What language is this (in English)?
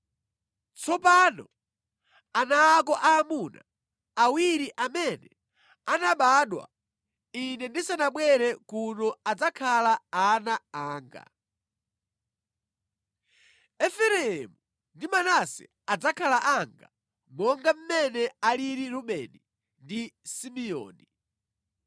Nyanja